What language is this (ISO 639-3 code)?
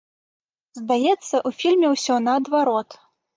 bel